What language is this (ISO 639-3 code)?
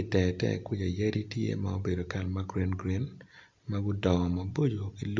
ach